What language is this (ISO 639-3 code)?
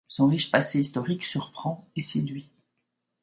fra